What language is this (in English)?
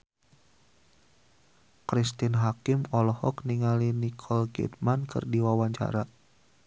Sundanese